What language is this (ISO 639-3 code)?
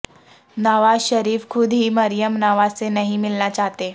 urd